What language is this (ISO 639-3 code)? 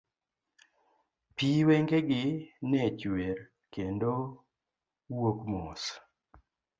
luo